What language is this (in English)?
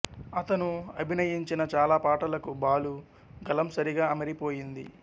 Telugu